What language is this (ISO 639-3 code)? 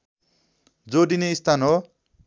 nep